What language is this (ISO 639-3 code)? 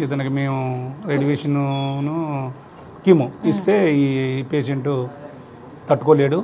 tel